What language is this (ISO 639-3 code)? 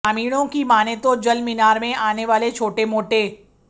hin